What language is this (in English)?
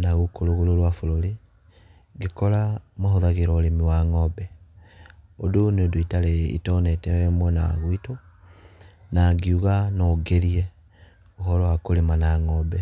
Kikuyu